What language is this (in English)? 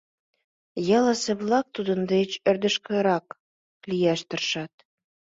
Mari